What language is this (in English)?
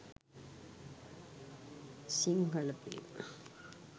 Sinhala